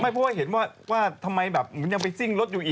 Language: Thai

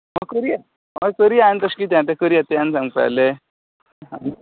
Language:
Konkani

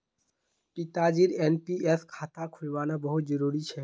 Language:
Magahi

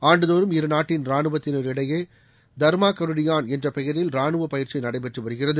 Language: Tamil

